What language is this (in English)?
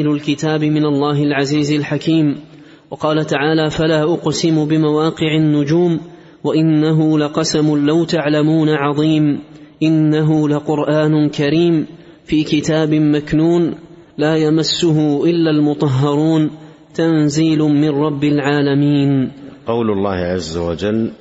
Arabic